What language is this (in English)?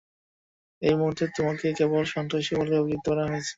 Bangla